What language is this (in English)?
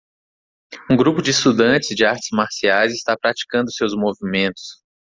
Portuguese